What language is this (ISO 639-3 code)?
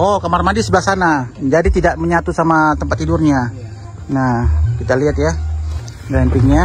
ind